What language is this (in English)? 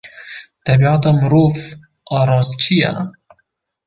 Kurdish